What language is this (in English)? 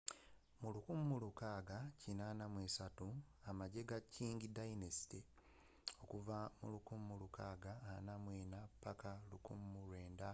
Ganda